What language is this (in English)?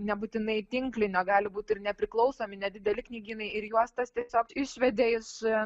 Lithuanian